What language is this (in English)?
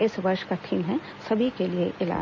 Hindi